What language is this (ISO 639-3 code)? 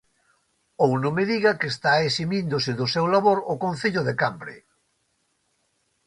glg